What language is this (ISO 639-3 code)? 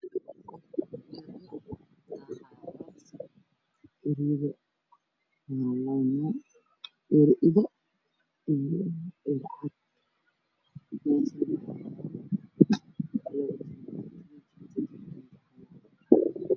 som